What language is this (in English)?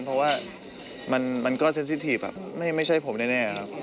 Thai